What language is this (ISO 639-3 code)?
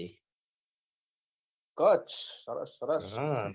guj